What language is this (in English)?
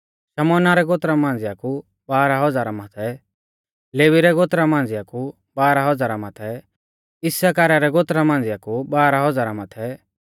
Mahasu Pahari